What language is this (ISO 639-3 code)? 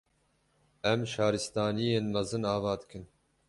kur